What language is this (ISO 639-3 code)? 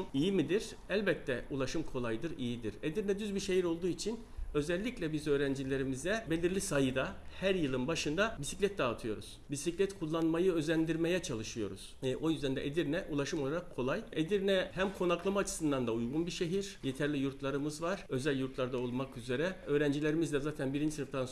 tur